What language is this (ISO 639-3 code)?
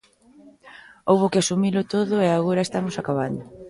glg